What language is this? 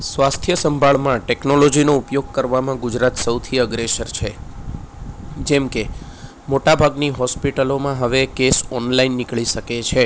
Gujarati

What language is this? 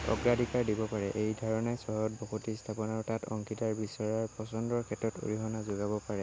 Assamese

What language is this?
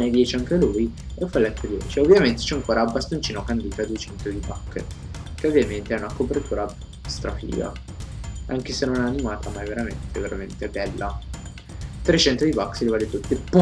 Italian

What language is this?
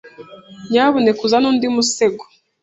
Kinyarwanda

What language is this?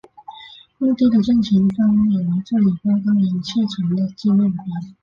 Chinese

